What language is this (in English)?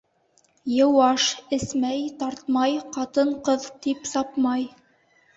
Bashkir